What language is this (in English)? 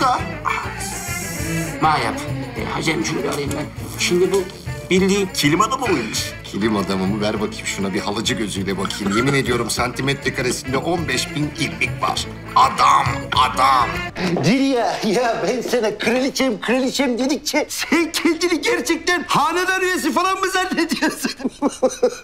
Turkish